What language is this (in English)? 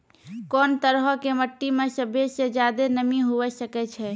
Maithili